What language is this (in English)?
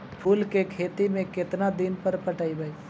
Magahi